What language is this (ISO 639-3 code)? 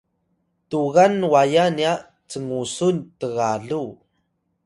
tay